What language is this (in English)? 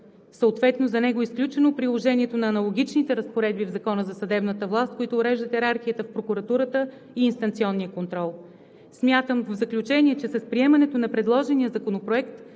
Bulgarian